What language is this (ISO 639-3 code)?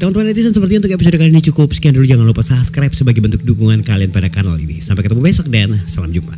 ind